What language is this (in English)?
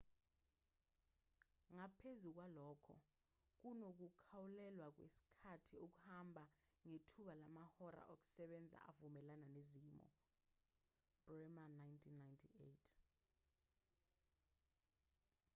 Zulu